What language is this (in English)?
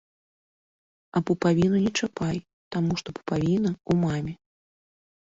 Belarusian